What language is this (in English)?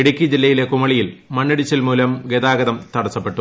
Malayalam